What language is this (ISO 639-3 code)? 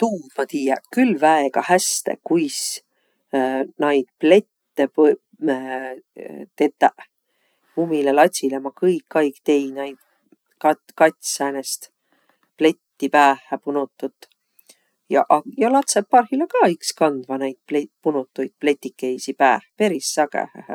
vro